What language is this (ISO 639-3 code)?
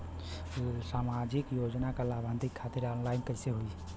bho